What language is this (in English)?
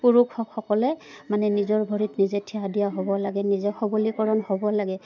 Assamese